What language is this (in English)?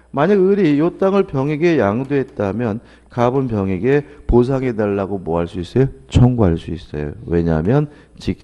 Korean